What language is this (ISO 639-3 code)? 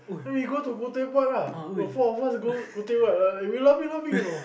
eng